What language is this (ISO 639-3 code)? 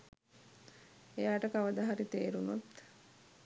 sin